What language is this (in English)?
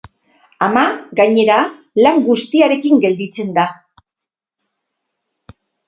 Basque